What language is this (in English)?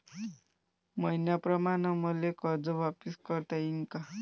Marathi